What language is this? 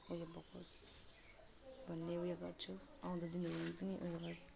Nepali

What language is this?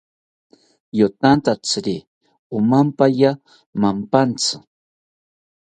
South Ucayali Ashéninka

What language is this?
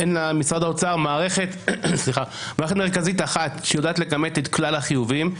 Hebrew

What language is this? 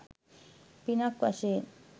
Sinhala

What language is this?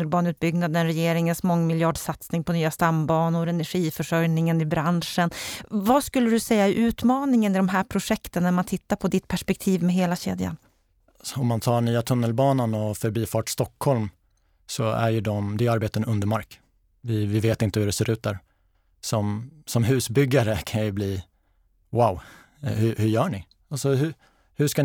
Swedish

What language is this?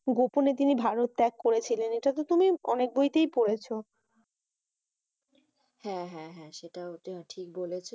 Bangla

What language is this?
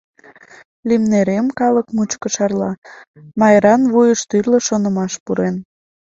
Mari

